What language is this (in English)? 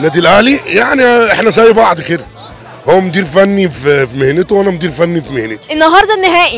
Arabic